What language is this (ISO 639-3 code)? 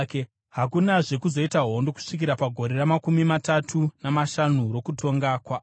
sna